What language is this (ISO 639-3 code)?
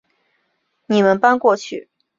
zho